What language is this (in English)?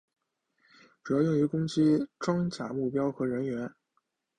Chinese